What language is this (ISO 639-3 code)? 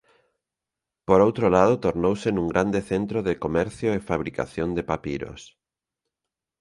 glg